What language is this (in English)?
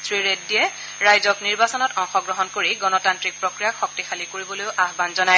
Assamese